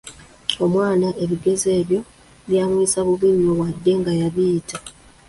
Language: Ganda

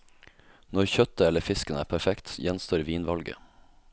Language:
Norwegian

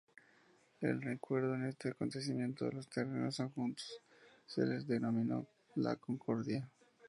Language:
Spanish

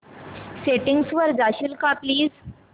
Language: Marathi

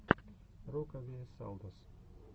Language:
Russian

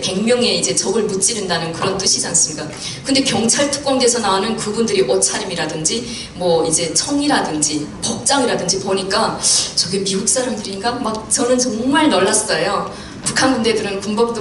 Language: Korean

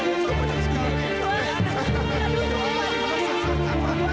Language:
Indonesian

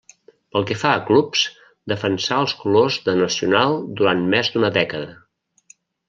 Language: Catalan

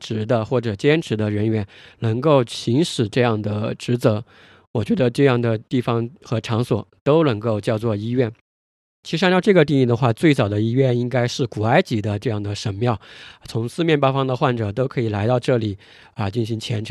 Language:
Chinese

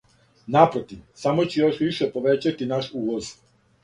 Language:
Serbian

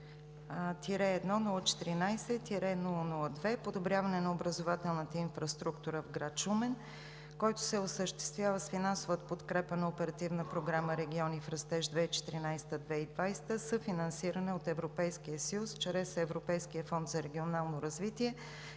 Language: Bulgarian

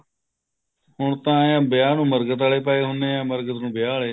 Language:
Punjabi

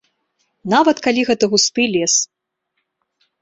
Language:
Belarusian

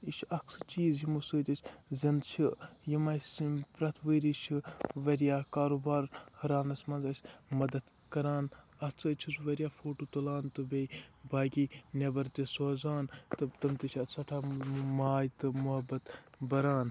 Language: Kashmiri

